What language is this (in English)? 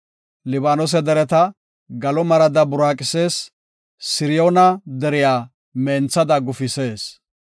Gofa